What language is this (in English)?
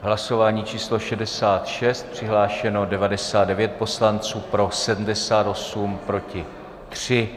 Czech